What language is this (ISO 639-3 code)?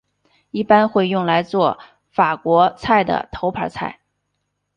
zho